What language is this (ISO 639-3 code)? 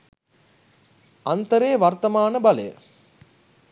sin